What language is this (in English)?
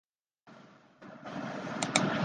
Chinese